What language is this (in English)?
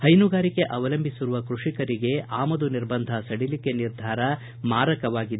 Kannada